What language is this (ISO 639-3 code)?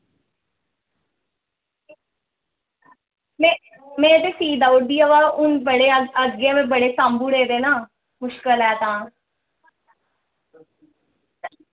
doi